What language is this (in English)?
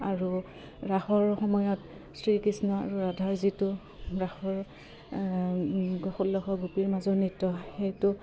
Assamese